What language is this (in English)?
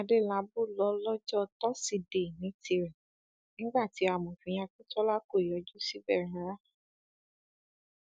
Yoruba